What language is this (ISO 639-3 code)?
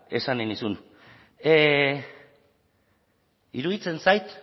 eus